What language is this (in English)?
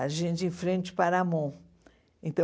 Portuguese